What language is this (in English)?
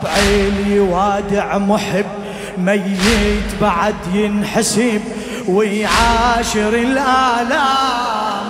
Arabic